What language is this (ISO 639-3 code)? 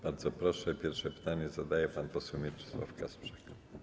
pol